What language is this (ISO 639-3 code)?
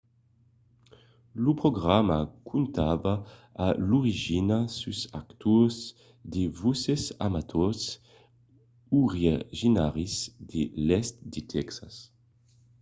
oci